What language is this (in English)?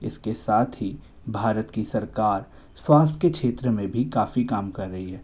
Hindi